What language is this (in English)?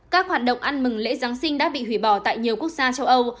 Vietnamese